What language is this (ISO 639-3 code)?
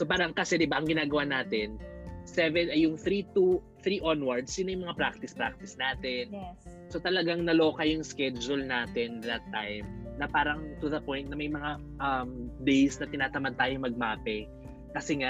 fil